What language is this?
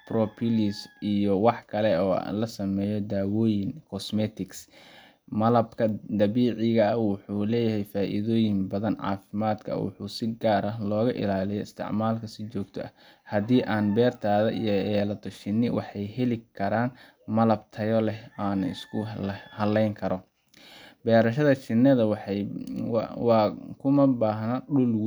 Somali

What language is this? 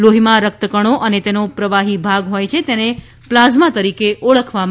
Gujarati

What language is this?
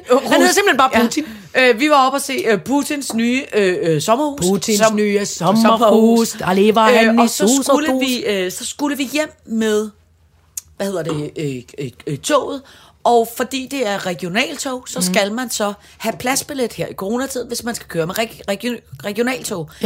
Danish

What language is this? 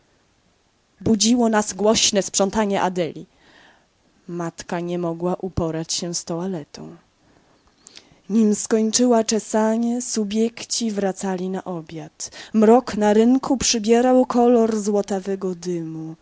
Polish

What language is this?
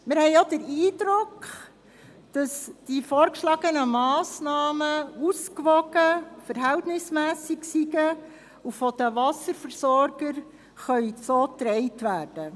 Swiss German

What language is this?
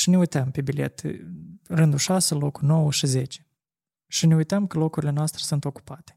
Romanian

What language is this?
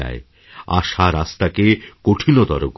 Bangla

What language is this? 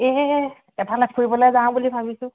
Assamese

